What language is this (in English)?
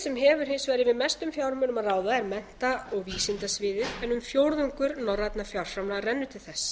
Icelandic